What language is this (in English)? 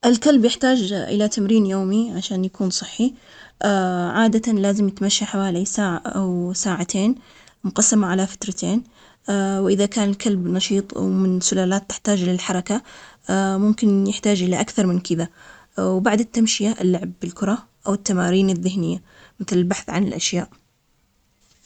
Omani Arabic